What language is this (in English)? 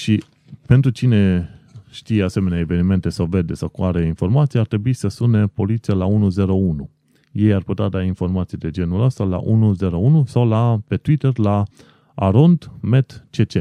Romanian